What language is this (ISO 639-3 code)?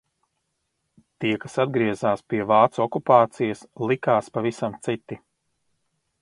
lav